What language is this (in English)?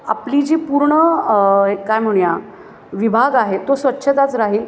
Marathi